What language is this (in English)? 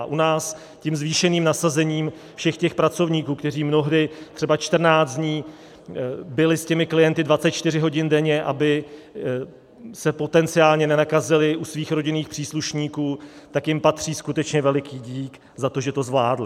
Czech